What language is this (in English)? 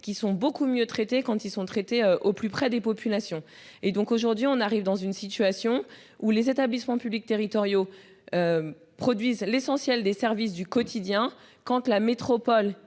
French